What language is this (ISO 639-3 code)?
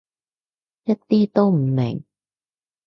yue